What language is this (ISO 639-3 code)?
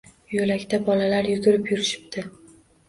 uzb